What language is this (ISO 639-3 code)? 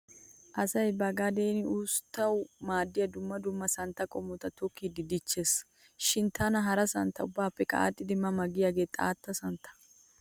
wal